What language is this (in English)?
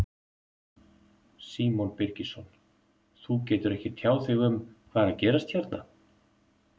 Icelandic